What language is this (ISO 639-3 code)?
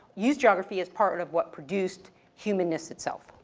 eng